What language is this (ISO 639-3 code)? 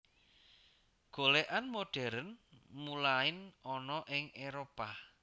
jav